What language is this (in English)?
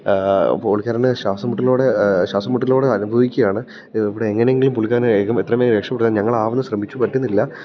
Malayalam